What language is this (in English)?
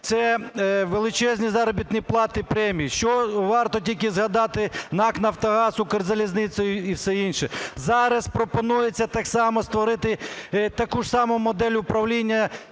Ukrainian